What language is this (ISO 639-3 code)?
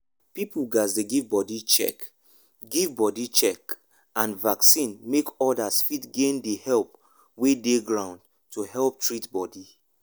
pcm